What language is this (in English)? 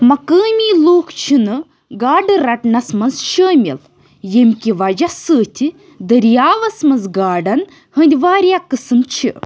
Kashmiri